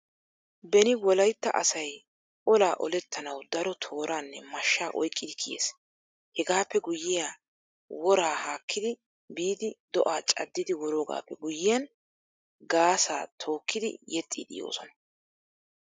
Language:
Wolaytta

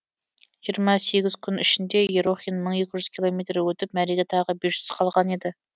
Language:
Kazakh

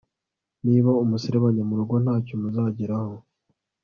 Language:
Kinyarwanda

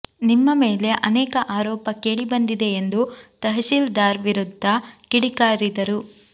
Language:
Kannada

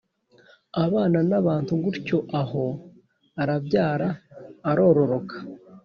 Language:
Kinyarwanda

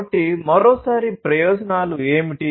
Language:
Telugu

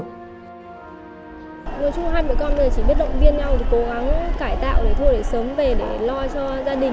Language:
Vietnamese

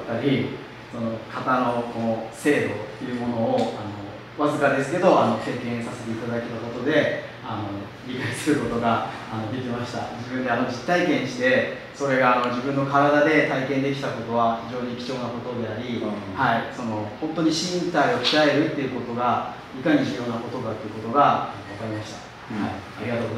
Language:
Japanese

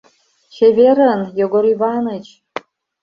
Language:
Mari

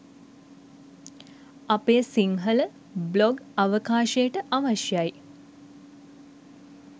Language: Sinhala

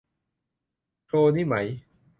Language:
Thai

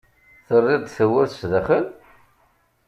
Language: Kabyle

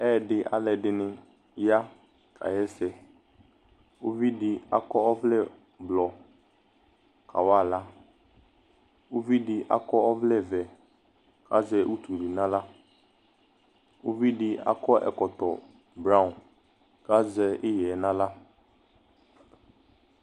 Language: Ikposo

